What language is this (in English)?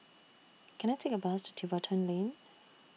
English